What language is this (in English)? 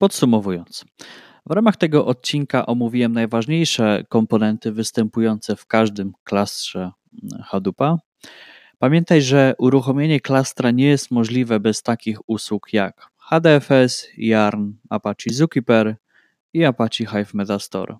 Polish